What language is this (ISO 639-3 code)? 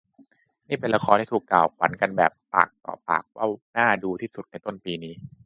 tha